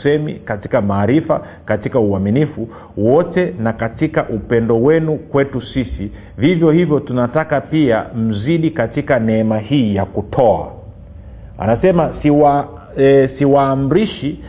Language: Swahili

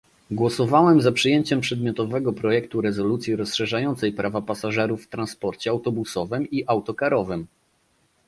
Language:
Polish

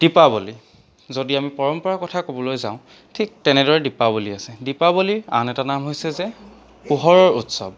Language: Assamese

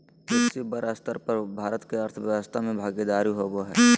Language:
Magahi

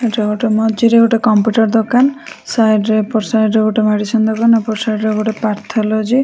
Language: Odia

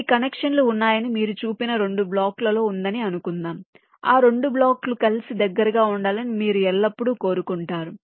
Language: Telugu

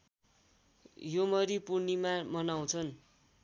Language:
Nepali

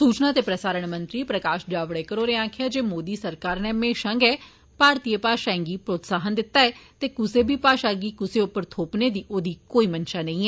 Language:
Dogri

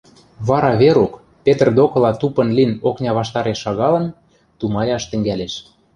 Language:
Western Mari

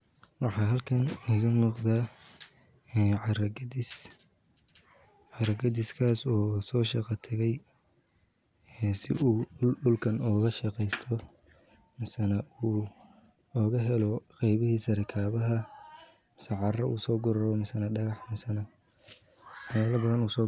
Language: Somali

